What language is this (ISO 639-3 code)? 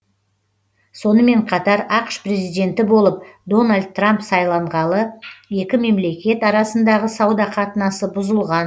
kaz